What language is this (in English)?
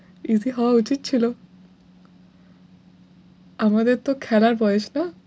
Bangla